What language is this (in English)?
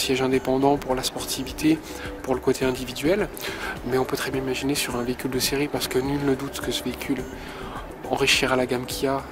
French